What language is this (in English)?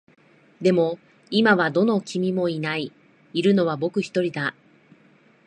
Japanese